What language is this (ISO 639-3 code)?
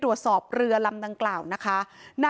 tha